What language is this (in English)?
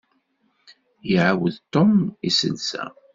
Kabyle